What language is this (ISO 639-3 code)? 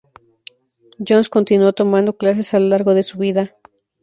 spa